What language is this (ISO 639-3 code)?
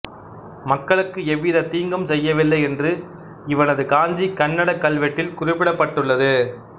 tam